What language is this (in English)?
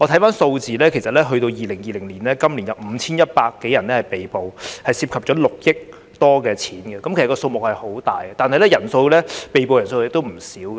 Cantonese